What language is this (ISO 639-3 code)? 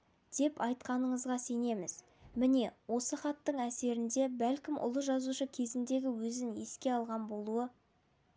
kaz